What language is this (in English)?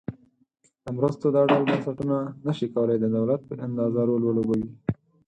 Pashto